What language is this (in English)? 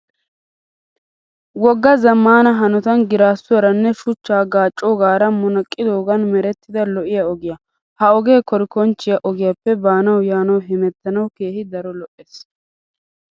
Wolaytta